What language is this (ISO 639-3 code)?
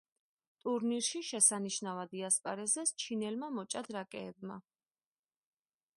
kat